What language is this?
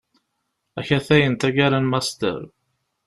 Kabyle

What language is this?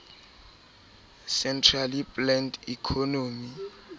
Southern Sotho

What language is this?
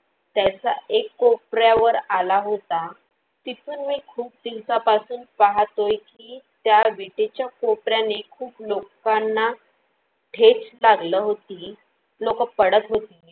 Marathi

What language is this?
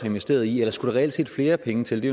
Danish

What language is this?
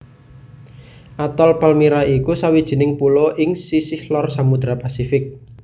Javanese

